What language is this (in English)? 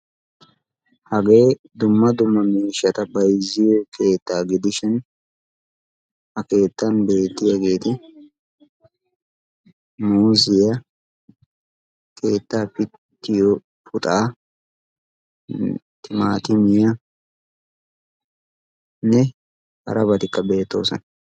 Wolaytta